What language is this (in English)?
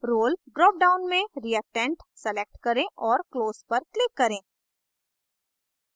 Hindi